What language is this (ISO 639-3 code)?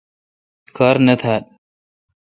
xka